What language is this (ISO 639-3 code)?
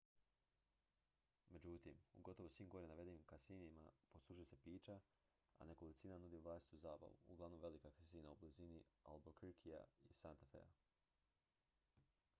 hrv